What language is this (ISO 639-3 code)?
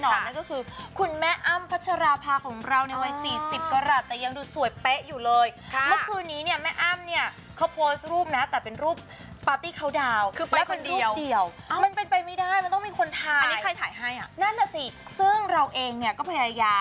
tha